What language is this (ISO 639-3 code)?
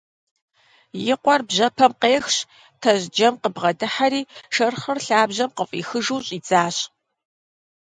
kbd